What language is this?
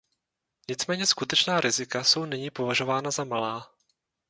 Czech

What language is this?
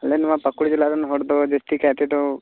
Santali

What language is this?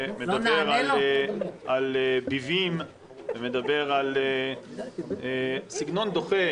Hebrew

